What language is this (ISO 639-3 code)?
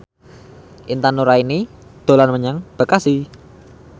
jav